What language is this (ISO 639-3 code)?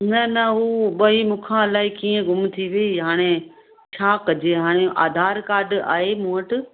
snd